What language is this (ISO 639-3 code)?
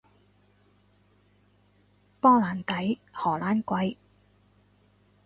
yue